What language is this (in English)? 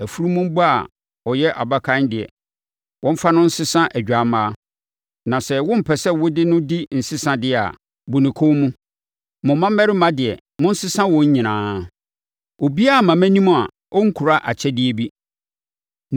Akan